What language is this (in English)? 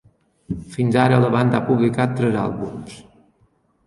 Catalan